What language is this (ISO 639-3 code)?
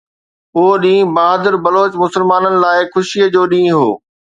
snd